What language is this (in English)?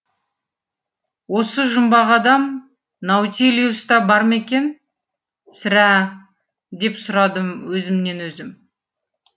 Kazakh